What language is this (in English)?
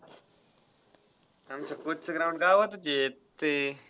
Marathi